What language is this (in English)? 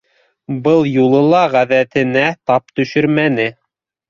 Bashkir